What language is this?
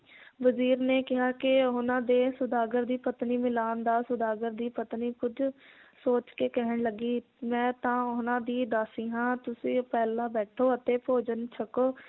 Punjabi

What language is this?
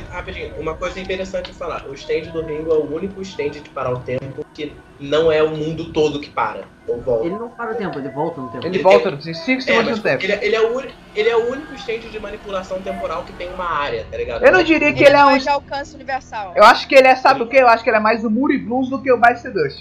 Portuguese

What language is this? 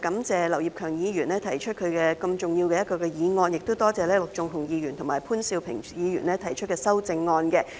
Cantonese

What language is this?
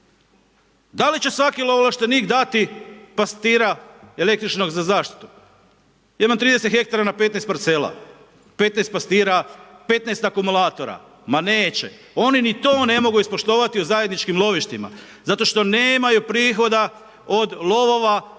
Croatian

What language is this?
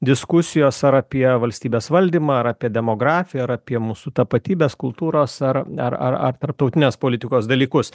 Lithuanian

